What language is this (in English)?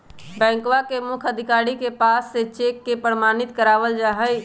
Magahi